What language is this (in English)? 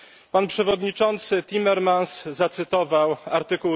Polish